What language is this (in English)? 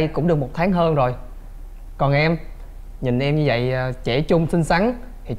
Vietnamese